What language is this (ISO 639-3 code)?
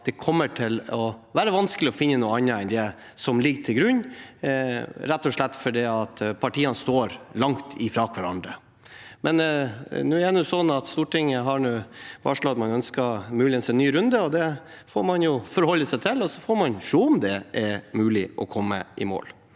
nor